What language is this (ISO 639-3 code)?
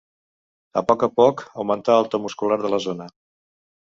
cat